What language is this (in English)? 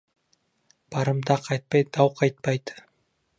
Kazakh